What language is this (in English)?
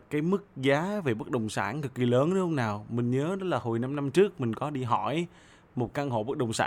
Vietnamese